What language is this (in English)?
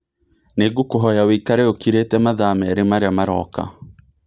Kikuyu